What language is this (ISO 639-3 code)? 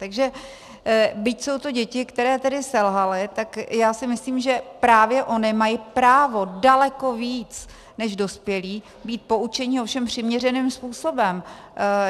ces